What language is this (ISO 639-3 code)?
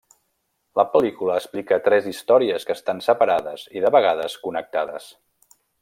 cat